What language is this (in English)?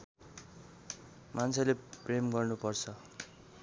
Nepali